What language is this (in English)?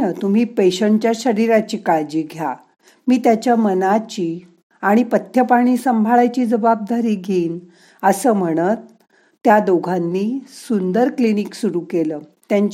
Marathi